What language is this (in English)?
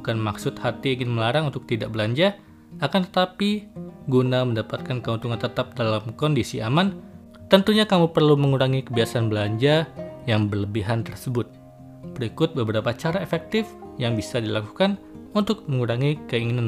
Indonesian